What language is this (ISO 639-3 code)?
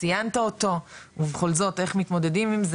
heb